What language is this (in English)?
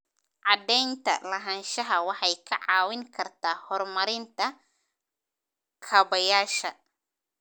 Somali